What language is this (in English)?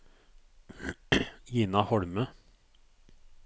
Norwegian